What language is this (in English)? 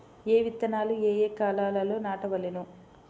Telugu